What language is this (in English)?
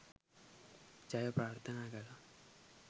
Sinhala